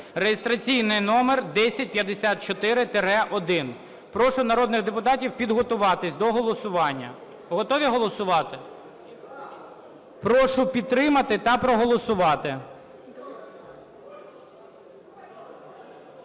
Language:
Ukrainian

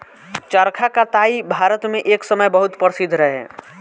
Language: Bhojpuri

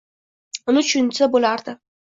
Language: Uzbek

